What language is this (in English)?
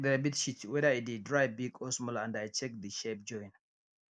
Nigerian Pidgin